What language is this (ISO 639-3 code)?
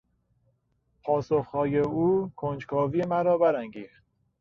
fas